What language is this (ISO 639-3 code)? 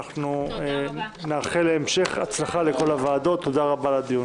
heb